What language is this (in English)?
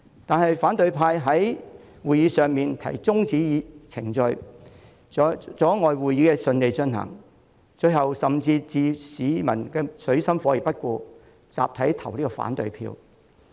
Cantonese